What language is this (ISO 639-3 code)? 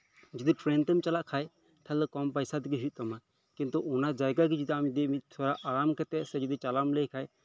sat